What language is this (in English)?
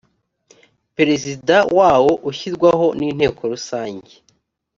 Kinyarwanda